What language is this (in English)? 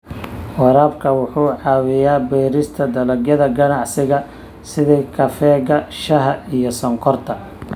Somali